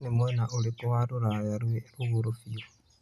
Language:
Kikuyu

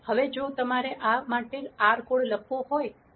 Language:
Gujarati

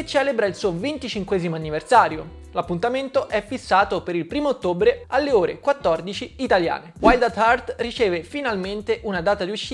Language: Italian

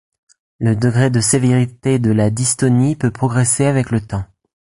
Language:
French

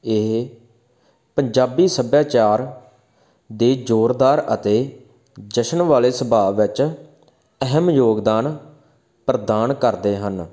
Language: Punjabi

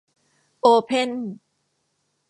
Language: Thai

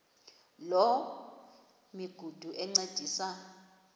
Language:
Xhosa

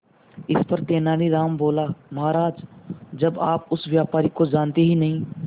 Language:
Hindi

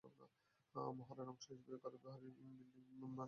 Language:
Bangla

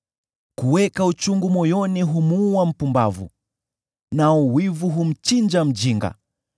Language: Swahili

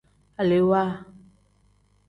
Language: Tem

